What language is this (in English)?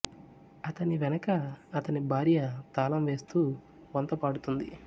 Telugu